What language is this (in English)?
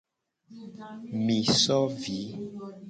Gen